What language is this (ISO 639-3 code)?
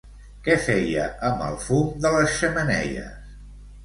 cat